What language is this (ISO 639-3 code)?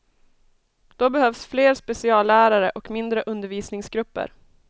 swe